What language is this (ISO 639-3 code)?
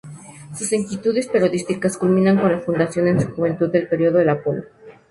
spa